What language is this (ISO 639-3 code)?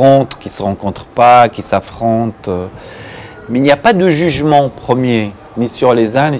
fra